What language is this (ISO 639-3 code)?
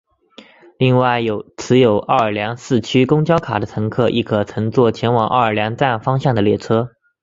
zho